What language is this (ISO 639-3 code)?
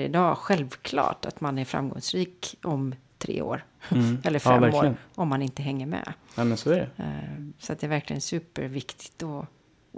swe